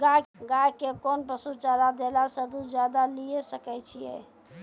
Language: Maithili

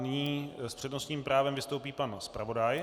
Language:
Czech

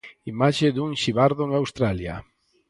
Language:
Galician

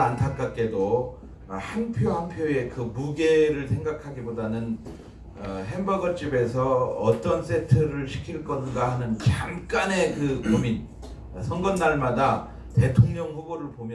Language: Korean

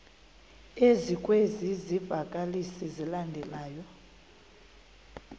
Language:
Xhosa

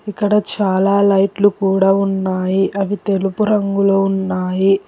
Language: Telugu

